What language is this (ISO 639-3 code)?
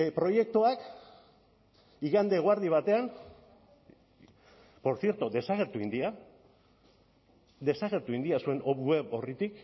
eus